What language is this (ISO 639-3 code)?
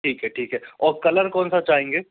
hin